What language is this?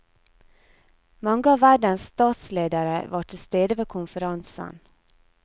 Norwegian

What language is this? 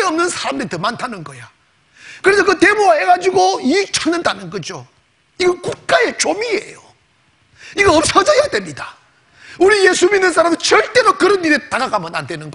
Korean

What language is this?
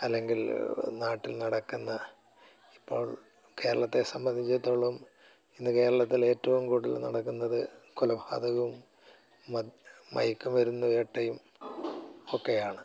Malayalam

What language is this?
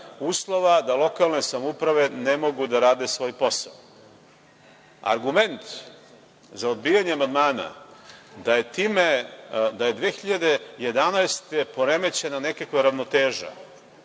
Serbian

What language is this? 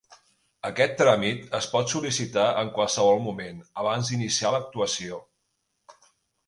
Catalan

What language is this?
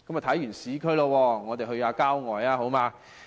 Cantonese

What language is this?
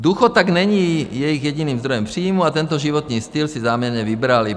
Czech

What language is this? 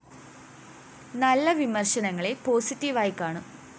Malayalam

